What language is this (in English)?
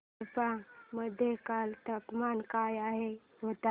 Marathi